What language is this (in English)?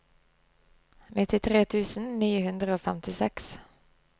Norwegian